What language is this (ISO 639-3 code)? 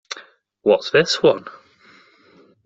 eng